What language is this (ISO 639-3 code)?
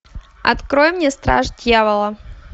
rus